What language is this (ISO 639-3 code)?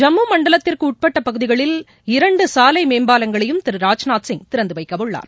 tam